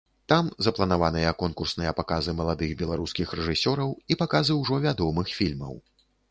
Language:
Belarusian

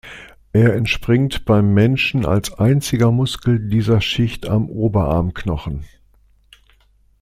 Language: German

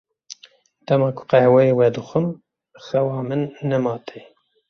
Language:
Kurdish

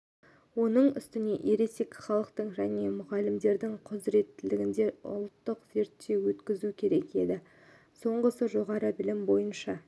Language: Kazakh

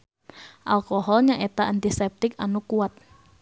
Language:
Sundanese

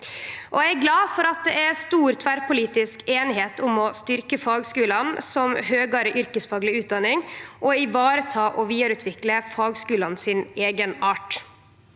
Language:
Norwegian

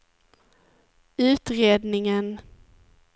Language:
Swedish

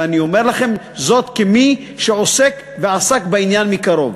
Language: Hebrew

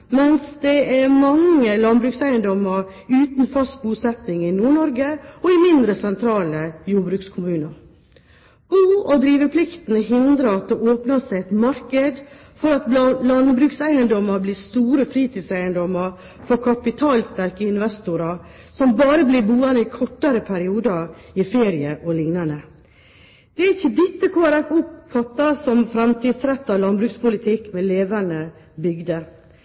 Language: Norwegian Bokmål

